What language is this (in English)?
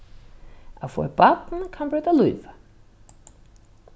Faroese